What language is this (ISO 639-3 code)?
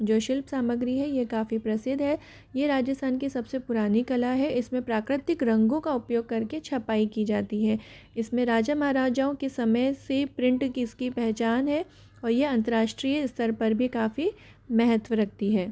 hin